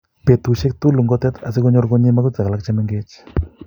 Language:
Kalenjin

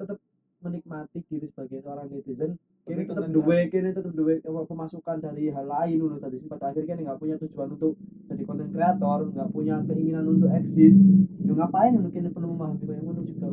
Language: Indonesian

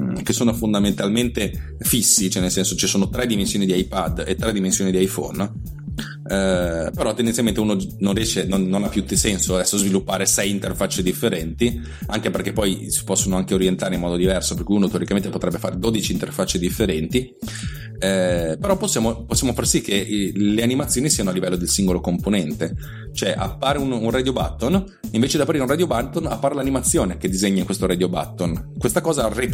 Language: Italian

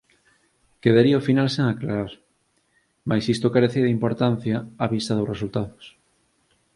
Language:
Galician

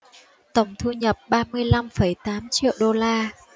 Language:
Vietnamese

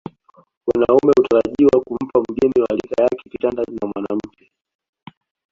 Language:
Swahili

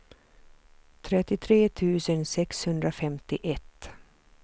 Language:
Swedish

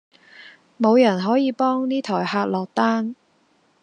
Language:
Cantonese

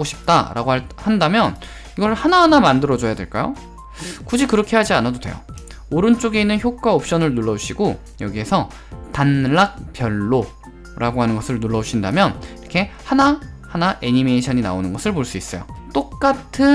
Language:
Korean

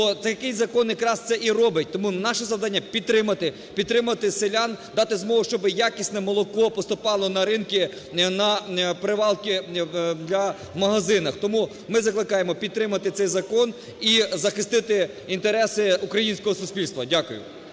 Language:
Ukrainian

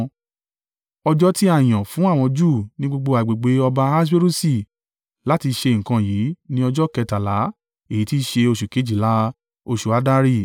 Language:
Yoruba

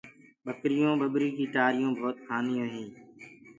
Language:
Gurgula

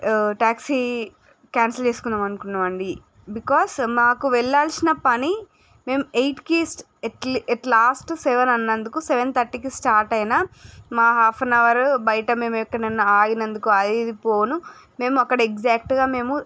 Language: Telugu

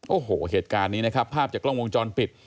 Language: Thai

